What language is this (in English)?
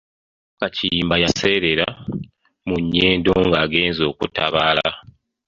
Ganda